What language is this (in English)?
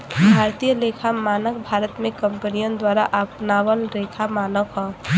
Bhojpuri